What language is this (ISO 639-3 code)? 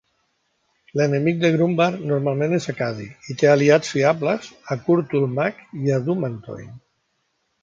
cat